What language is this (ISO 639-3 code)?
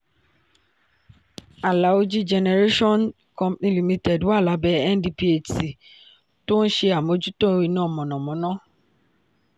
yor